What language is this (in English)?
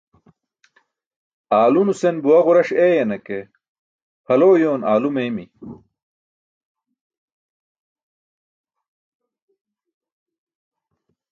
Burushaski